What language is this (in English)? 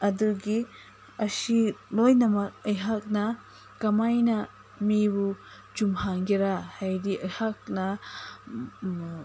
Manipuri